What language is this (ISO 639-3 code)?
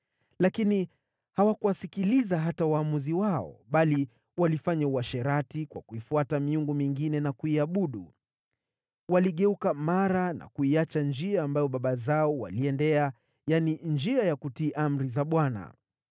swa